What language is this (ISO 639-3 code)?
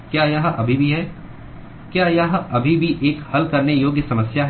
hin